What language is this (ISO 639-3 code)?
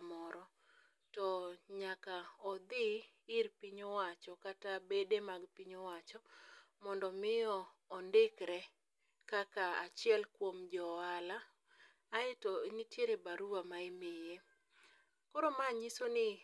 luo